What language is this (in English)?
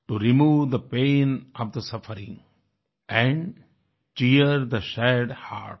Hindi